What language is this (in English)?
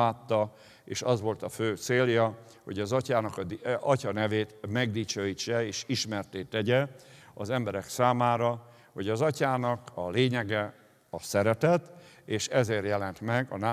Hungarian